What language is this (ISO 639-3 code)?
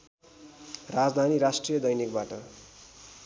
nep